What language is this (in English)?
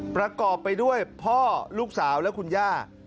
Thai